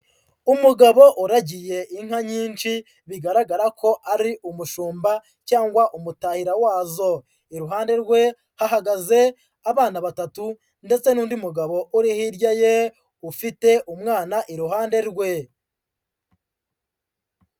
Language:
Kinyarwanda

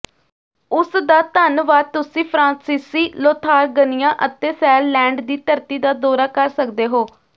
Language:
Punjabi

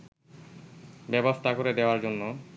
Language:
Bangla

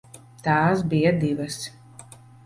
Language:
Latvian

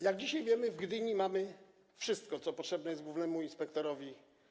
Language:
Polish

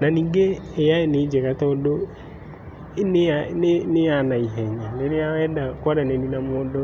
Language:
Kikuyu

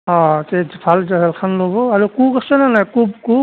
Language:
Assamese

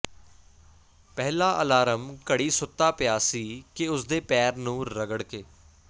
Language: Punjabi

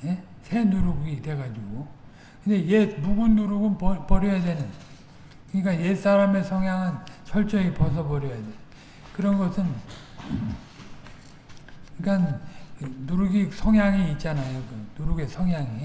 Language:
Korean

